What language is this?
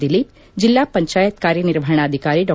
Kannada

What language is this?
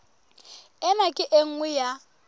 Southern Sotho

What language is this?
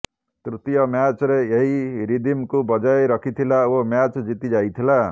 Odia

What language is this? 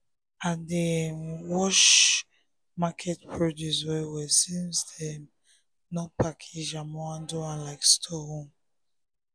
Nigerian Pidgin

